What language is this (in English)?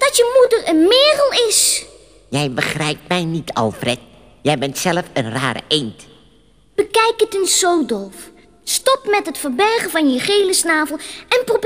Dutch